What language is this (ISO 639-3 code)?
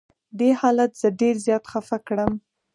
pus